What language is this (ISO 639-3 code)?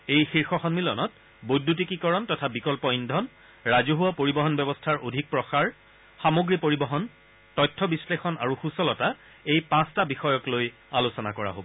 asm